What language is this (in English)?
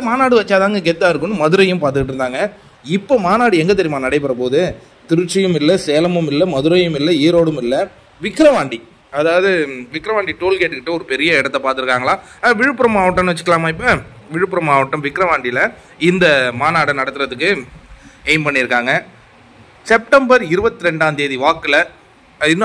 Korean